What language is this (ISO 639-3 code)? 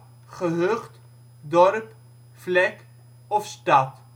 nld